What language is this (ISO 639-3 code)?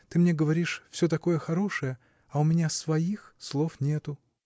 rus